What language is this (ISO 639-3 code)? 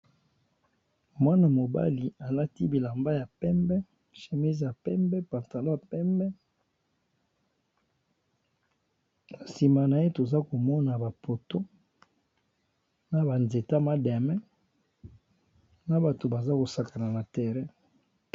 lin